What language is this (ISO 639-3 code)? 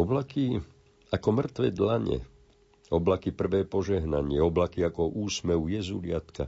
slk